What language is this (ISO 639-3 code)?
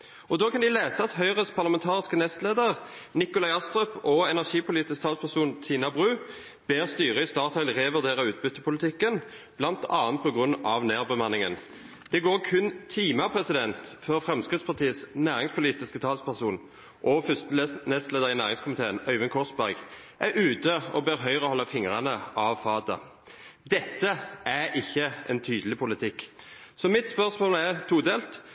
nob